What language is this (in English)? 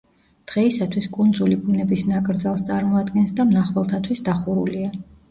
Georgian